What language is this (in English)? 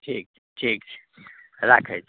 Maithili